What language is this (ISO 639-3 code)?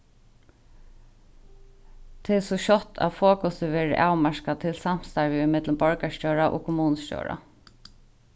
fao